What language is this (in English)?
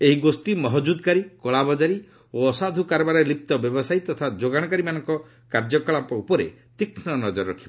Odia